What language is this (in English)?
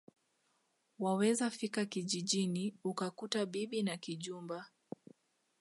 Swahili